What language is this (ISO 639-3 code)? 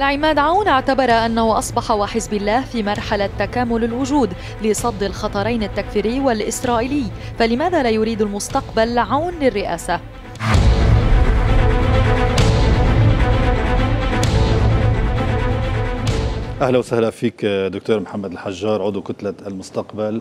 ara